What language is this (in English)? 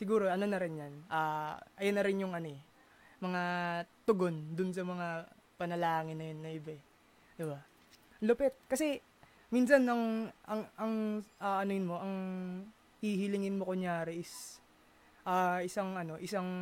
Filipino